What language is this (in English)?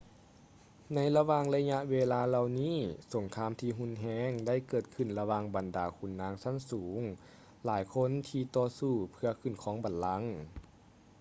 Lao